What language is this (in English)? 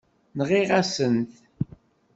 Kabyle